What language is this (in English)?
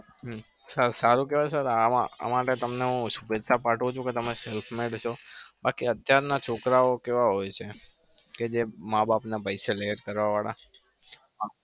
Gujarati